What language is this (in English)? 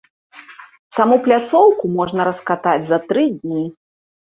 Belarusian